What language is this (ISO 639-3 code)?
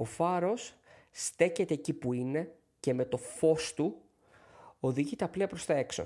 ell